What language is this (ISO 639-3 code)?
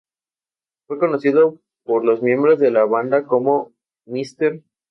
spa